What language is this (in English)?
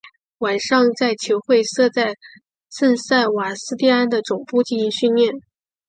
Chinese